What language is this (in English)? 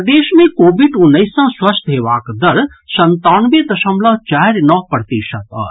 Maithili